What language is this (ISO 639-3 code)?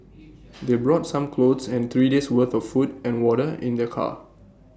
eng